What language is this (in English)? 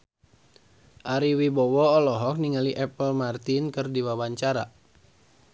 Sundanese